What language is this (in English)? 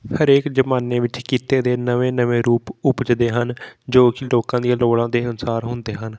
Punjabi